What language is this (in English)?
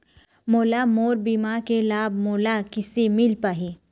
Chhattisgarhi